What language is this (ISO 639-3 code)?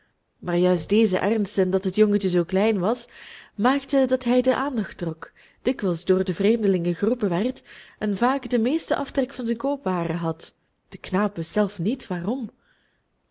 nld